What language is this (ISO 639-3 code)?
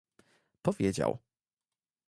pol